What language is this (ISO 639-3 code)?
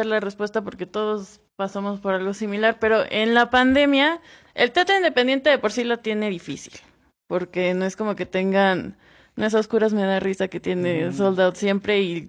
spa